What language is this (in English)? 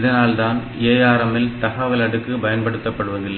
Tamil